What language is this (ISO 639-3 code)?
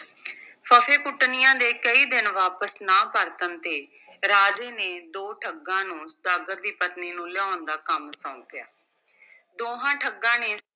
pan